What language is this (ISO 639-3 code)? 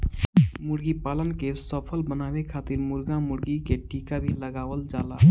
bho